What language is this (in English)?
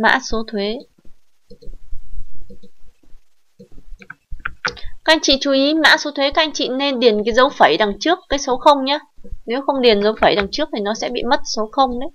Vietnamese